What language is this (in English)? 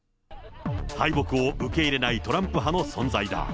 Japanese